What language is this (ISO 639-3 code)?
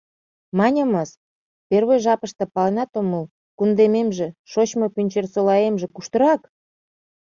chm